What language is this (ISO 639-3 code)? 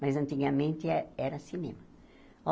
por